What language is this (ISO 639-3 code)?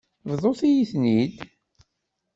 kab